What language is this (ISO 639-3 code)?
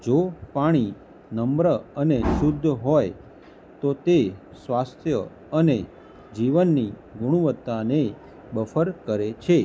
guj